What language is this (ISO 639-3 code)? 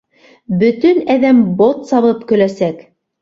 bak